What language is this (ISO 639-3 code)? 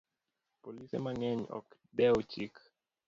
luo